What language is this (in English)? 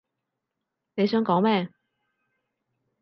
Cantonese